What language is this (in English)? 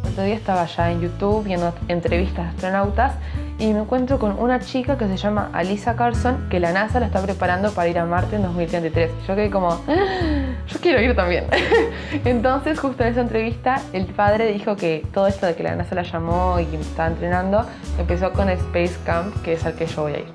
Spanish